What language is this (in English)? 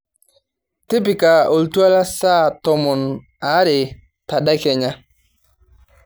Masai